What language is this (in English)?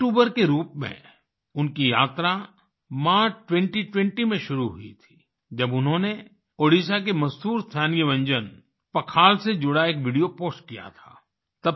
Hindi